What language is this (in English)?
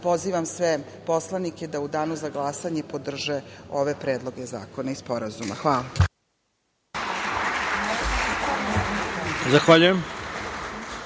Serbian